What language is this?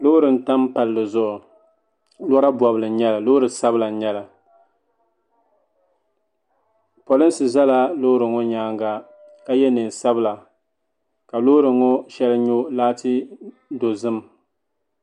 Dagbani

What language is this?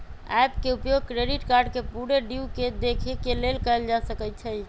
Magahi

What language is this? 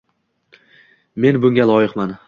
Uzbek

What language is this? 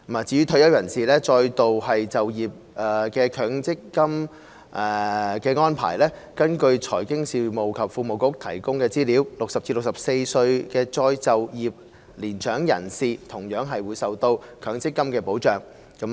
Cantonese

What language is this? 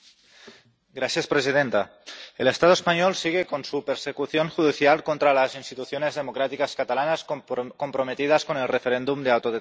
Spanish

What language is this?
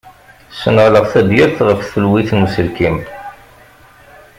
Kabyle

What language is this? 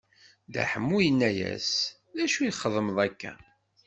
Kabyle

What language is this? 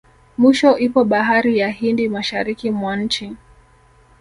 Swahili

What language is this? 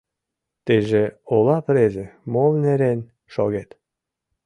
Mari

